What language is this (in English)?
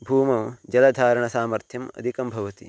Sanskrit